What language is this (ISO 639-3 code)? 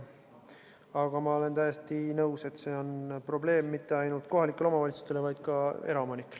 est